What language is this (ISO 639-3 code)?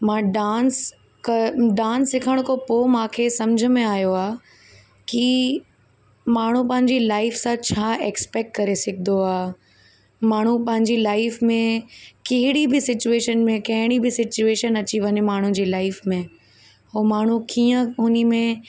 snd